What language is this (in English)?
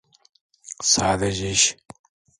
Turkish